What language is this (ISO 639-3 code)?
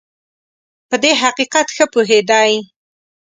pus